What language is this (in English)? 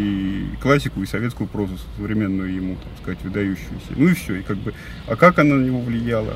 Russian